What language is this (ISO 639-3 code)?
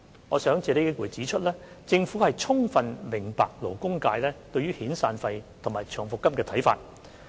yue